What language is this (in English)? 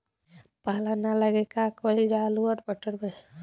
Bhojpuri